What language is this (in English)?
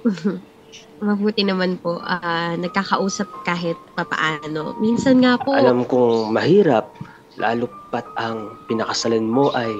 Filipino